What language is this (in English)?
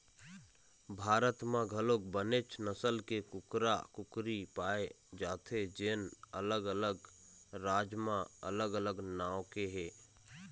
Chhattisgarhi